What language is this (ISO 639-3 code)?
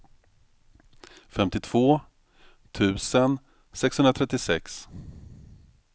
swe